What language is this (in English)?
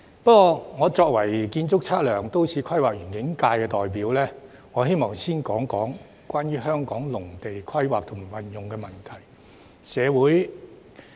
Cantonese